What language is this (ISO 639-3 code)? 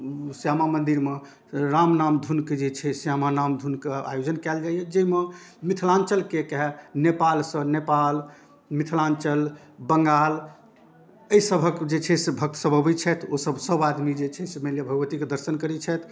mai